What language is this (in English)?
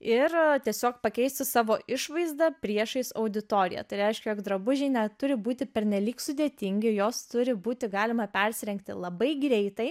Lithuanian